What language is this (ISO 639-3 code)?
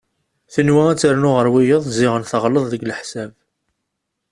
kab